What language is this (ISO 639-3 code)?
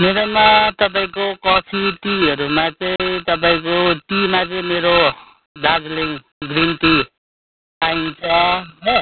nep